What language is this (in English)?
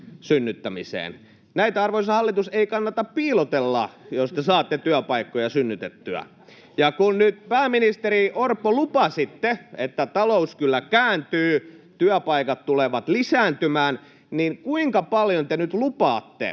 Finnish